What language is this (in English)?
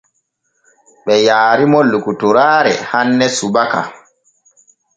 Borgu Fulfulde